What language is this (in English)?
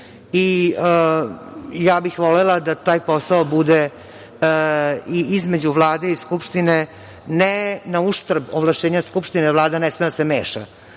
Serbian